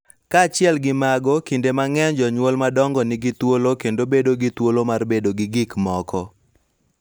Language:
Luo (Kenya and Tanzania)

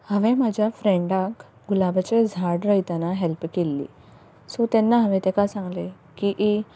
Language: Konkani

